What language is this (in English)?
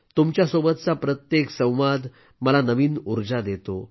Marathi